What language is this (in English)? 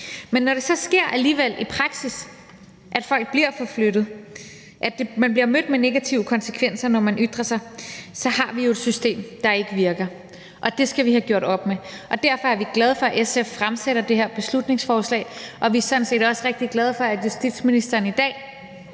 Danish